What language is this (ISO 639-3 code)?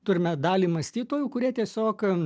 lit